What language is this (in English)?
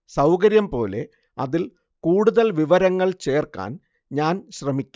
Malayalam